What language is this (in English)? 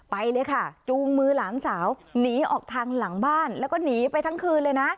Thai